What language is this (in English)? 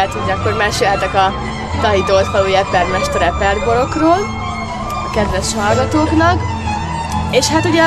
Hungarian